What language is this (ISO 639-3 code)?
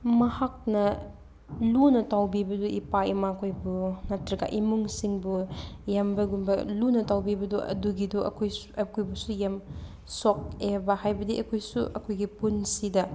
mni